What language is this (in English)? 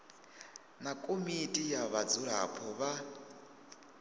Venda